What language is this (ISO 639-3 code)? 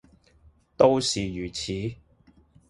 yue